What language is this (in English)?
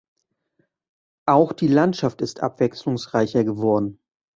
German